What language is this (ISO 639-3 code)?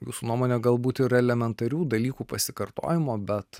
lit